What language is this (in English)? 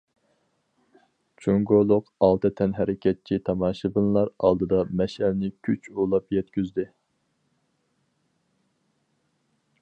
Uyghur